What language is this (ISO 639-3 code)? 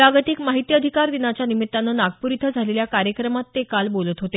mar